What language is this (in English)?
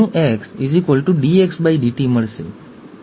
Gujarati